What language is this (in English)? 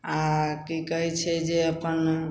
Maithili